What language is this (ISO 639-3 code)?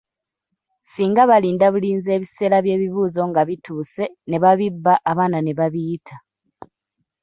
lug